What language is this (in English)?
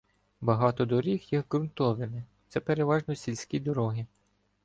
Ukrainian